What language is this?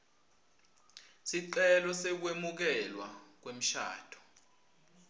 Swati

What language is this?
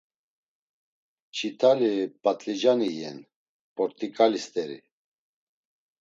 Laz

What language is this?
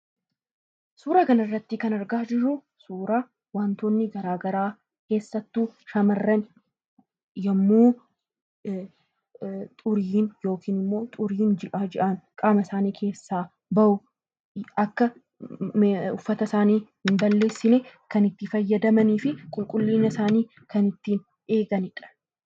Oromo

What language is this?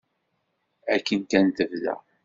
Kabyle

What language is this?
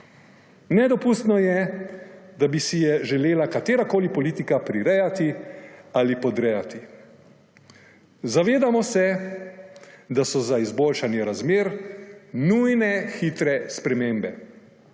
Slovenian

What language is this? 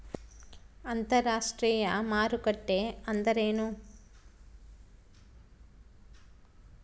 Kannada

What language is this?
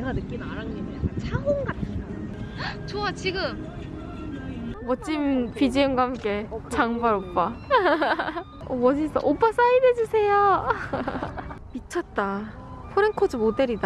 Korean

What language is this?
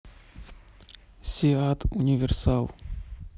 Russian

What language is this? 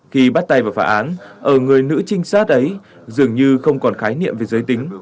Vietnamese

